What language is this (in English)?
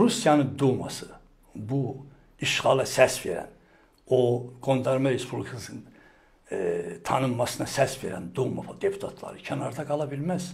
Turkish